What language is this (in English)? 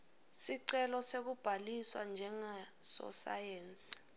Swati